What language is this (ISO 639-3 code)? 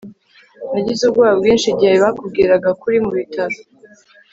kin